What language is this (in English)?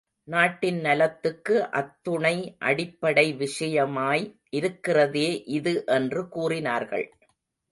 Tamil